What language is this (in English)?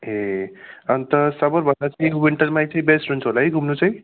Nepali